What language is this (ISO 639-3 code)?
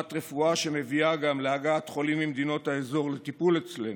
heb